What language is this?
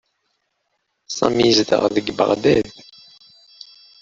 Kabyle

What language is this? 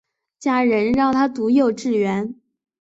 Chinese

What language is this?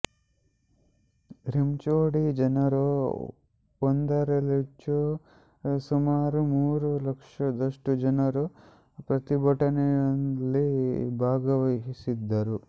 Kannada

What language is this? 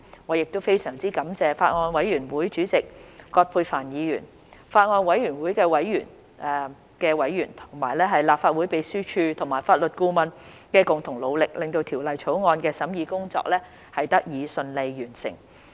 Cantonese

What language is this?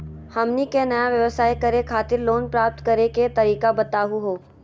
Magahi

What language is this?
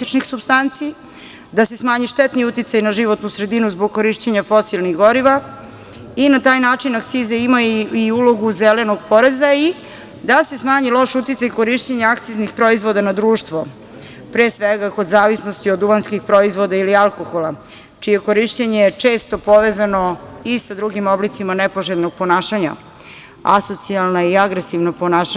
Serbian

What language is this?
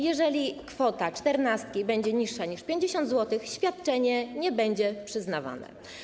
Polish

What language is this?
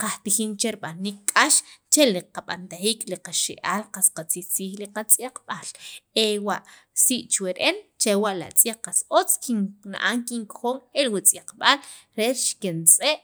Sacapulteco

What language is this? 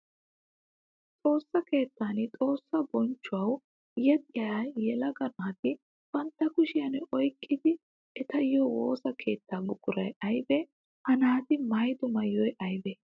Wolaytta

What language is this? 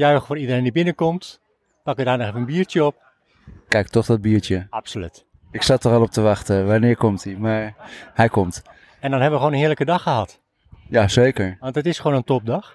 Dutch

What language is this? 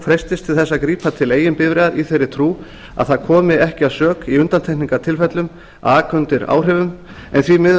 Icelandic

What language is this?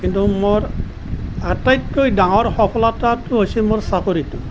Assamese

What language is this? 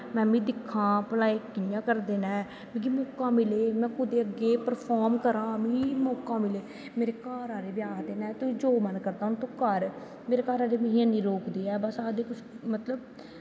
Dogri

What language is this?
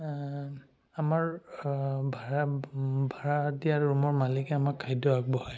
Assamese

